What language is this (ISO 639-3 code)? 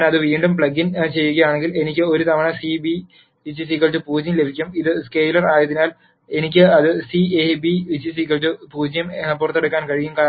mal